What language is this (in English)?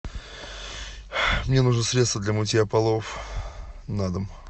Russian